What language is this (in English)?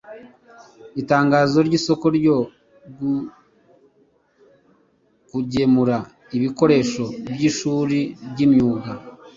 Kinyarwanda